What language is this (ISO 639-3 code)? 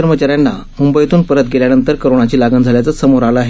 mar